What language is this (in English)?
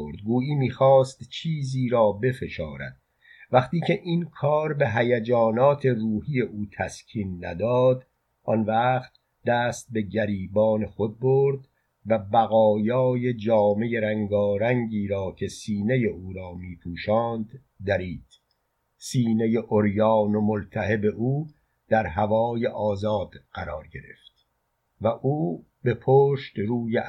Persian